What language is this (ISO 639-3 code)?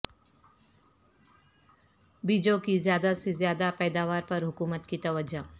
urd